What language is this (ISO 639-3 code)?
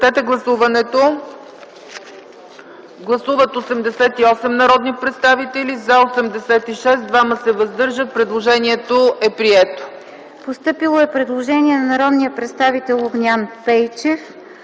bul